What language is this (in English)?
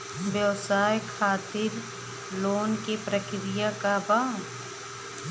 Bhojpuri